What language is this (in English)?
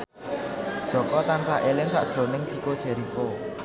Javanese